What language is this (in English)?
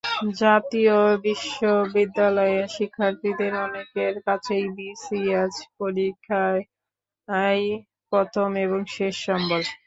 Bangla